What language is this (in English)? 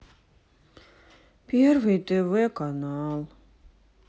Russian